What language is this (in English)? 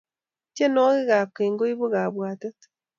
Kalenjin